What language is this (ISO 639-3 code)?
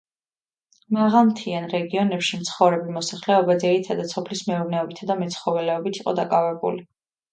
kat